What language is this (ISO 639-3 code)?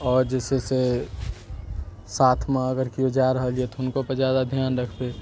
mai